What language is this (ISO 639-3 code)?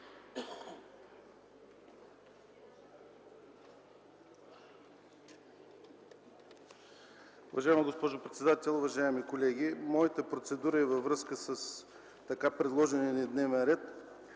bul